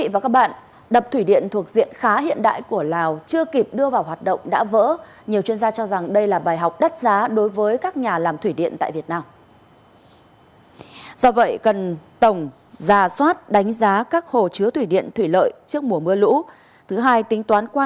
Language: Vietnamese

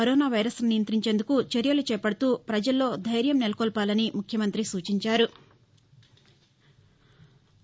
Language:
Telugu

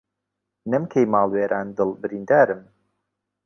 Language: Central Kurdish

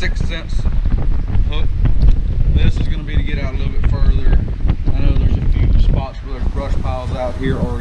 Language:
English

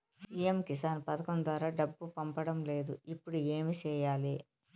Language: Telugu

